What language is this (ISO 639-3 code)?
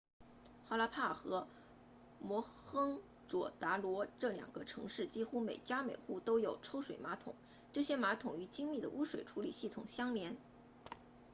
zho